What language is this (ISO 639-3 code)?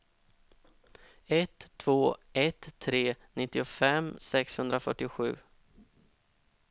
swe